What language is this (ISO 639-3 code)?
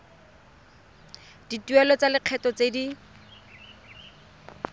tsn